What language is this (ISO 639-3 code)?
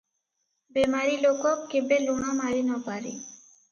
ori